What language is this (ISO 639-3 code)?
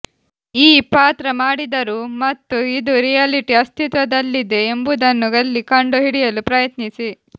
kan